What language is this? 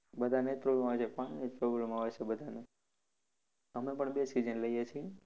Gujarati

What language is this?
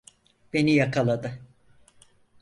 Turkish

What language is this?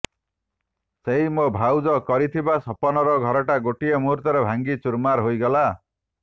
Odia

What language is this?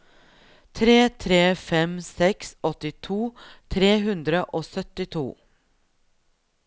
Norwegian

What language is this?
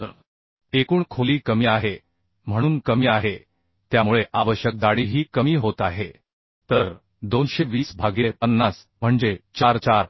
Marathi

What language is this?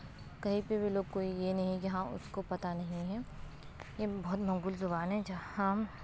Urdu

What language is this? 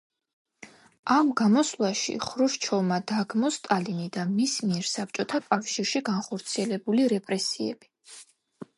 Georgian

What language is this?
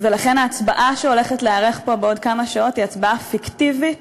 Hebrew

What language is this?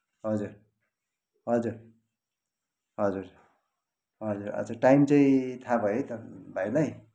Nepali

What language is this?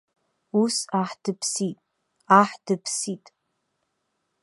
Abkhazian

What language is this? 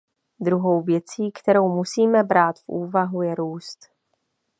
Czech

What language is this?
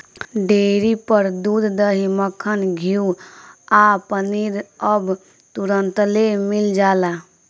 Bhojpuri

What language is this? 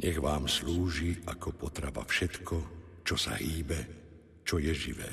Slovak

